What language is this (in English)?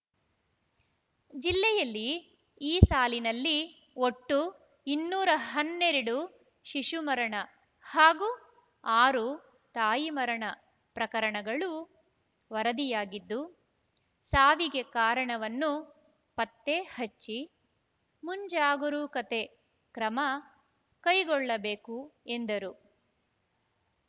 Kannada